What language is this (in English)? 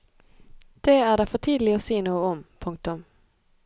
Norwegian